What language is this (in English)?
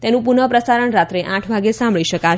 Gujarati